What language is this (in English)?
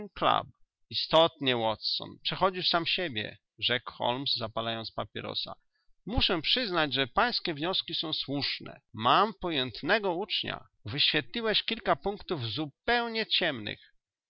Polish